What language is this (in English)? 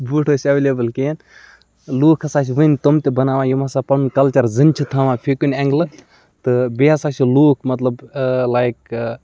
Kashmiri